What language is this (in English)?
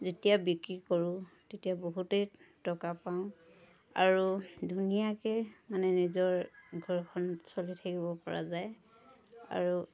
Assamese